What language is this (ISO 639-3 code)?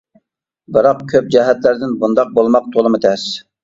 uig